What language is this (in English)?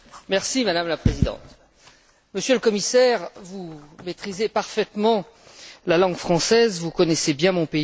French